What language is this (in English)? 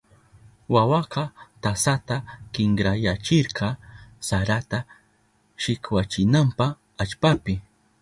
Southern Pastaza Quechua